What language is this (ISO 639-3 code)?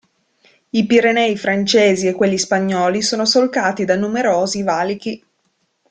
ita